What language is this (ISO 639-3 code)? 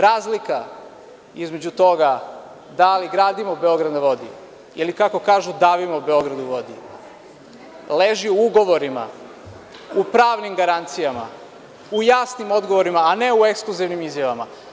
srp